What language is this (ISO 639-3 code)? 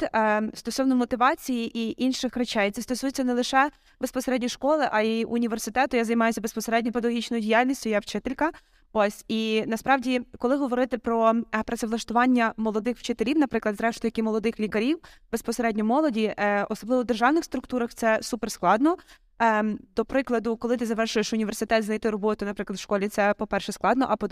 ukr